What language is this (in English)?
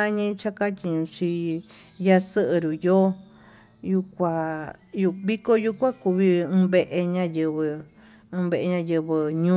Tututepec Mixtec